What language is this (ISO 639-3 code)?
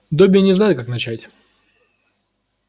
rus